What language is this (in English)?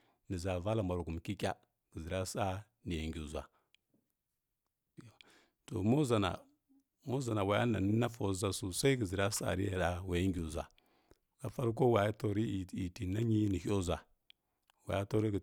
Kirya-Konzəl